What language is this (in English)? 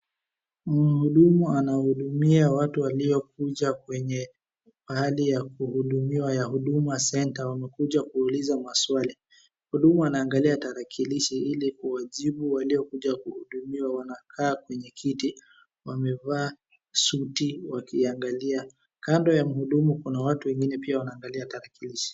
Swahili